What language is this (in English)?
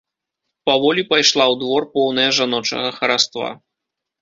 Belarusian